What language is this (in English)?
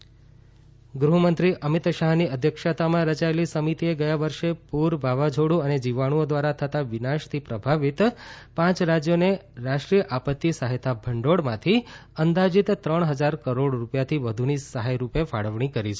Gujarati